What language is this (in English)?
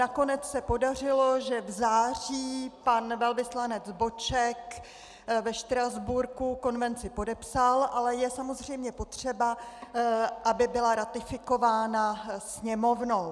Czech